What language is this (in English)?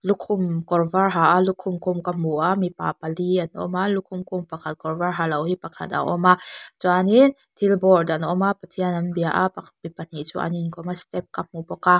Mizo